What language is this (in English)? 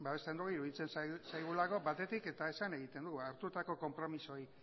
Basque